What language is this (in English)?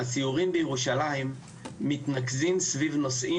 Hebrew